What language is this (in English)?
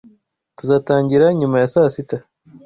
Kinyarwanda